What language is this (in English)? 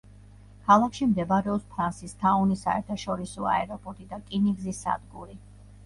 Georgian